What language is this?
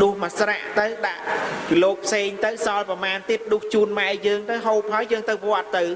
Vietnamese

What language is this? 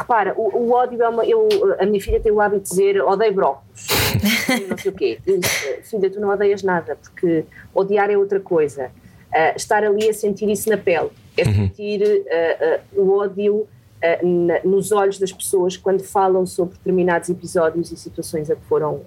Portuguese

